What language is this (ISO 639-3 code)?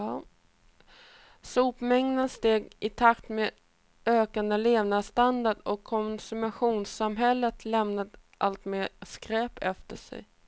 swe